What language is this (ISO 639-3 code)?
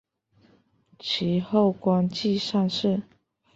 zho